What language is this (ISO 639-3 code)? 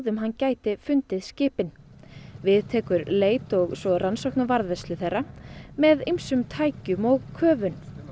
isl